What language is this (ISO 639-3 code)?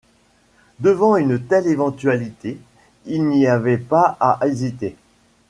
fra